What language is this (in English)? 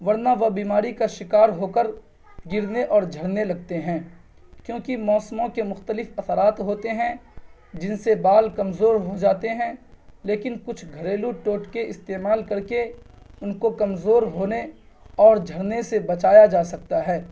Urdu